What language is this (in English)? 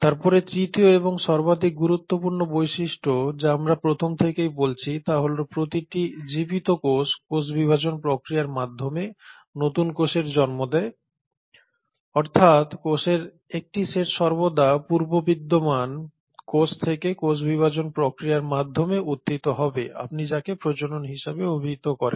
Bangla